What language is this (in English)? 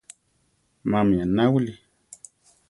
Central Tarahumara